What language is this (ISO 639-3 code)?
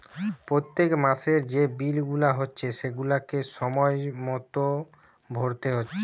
ben